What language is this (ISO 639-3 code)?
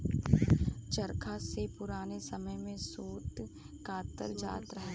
bho